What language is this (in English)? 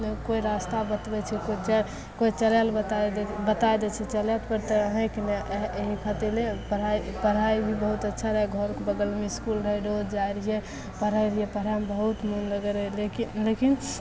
Maithili